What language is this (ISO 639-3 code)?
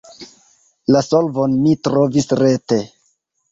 epo